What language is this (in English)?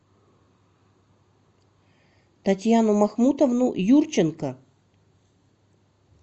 Russian